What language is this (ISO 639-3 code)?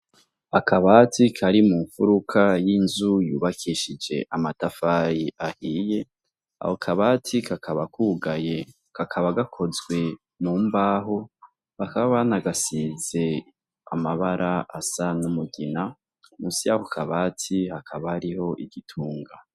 run